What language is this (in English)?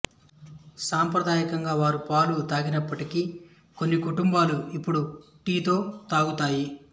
Telugu